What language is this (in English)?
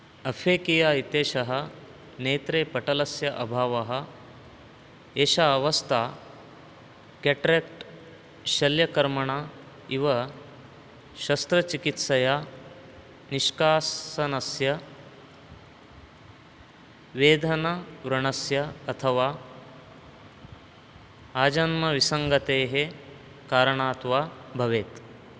Sanskrit